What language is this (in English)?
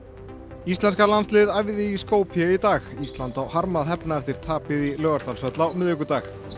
Icelandic